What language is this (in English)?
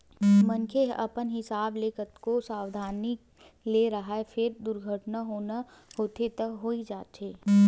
Chhattisgarhi